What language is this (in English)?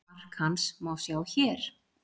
Icelandic